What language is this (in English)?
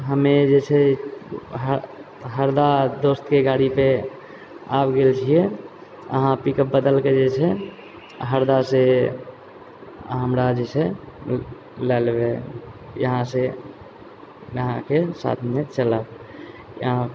Maithili